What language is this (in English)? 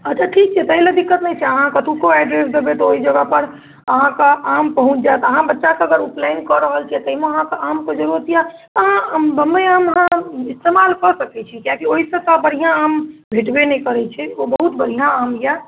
Maithili